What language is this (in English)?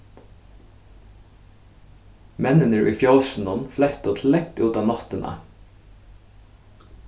Faroese